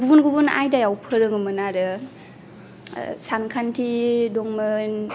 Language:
Bodo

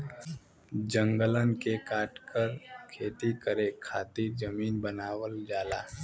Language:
Bhojpuri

